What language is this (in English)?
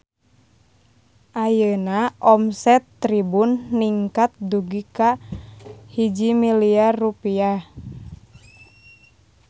Sundanese